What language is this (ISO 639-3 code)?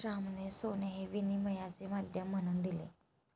mar